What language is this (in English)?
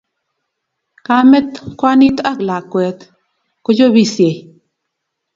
Kalenjin